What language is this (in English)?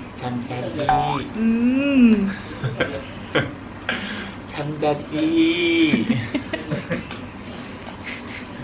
Korean